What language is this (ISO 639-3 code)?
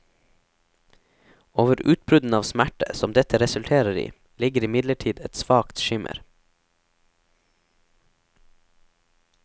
nor